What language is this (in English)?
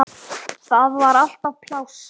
Icelandic